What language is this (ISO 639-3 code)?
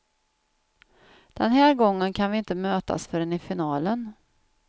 swe